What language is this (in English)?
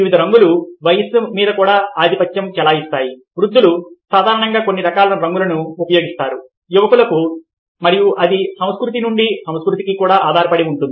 Telugu